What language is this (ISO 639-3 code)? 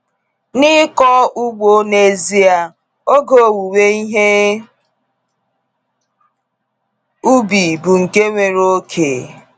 ibo